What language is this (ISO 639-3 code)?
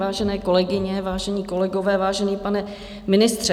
ces